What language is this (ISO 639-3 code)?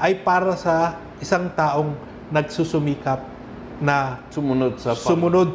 fil